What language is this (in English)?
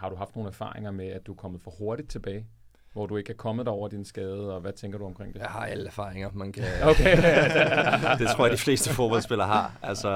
Danish